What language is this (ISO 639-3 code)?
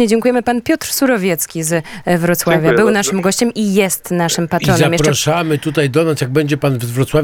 pol